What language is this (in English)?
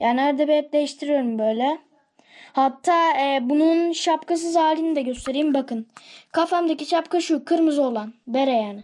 Turkish